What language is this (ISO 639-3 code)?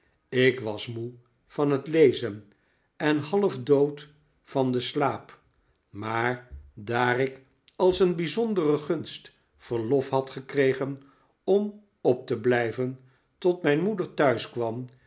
nld